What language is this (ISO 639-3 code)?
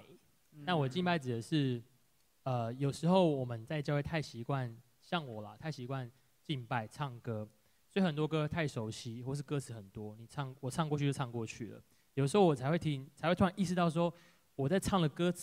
zho